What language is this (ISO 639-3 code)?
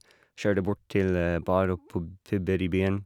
nor